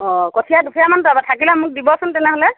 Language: Assamese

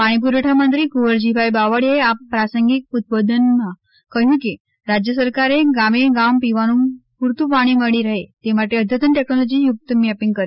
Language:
Gujarati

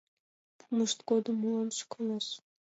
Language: Mari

